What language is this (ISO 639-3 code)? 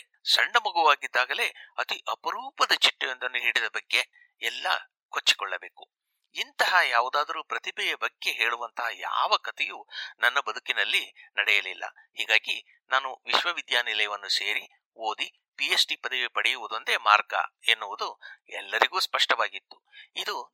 kan